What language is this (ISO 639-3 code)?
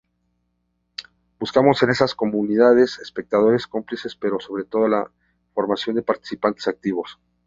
spa